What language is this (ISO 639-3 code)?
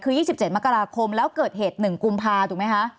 tha